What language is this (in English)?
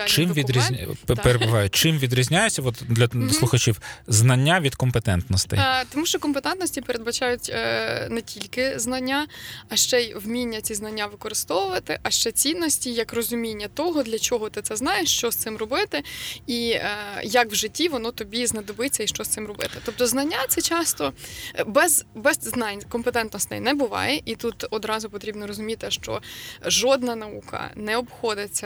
Ukrainian